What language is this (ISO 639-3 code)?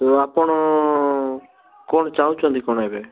ori